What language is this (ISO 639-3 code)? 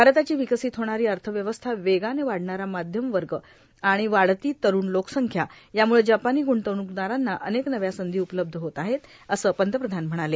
mar